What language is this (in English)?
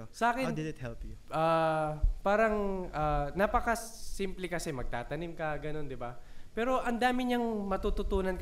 Filipino